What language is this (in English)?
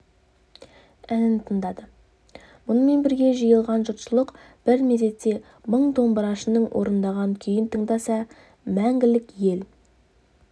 Kazakh